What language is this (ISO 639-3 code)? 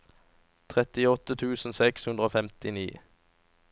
nor